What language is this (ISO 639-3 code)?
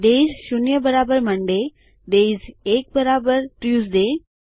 guj